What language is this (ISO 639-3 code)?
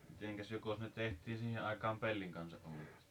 fin